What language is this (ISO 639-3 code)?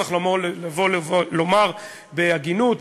heb